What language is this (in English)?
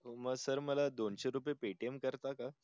Marathi